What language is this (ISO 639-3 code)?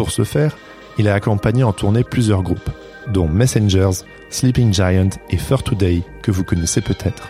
fra